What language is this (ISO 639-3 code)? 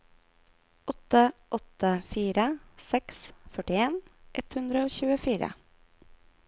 nor